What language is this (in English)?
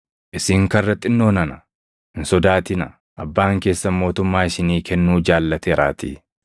Oromo